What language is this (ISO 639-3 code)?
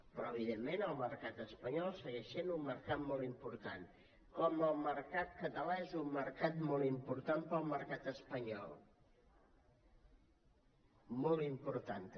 cat